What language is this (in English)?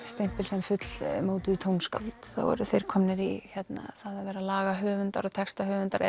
Icelandic